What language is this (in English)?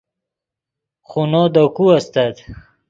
Yidgha